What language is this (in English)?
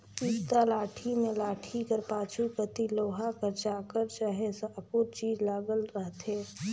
Chhattisgarhi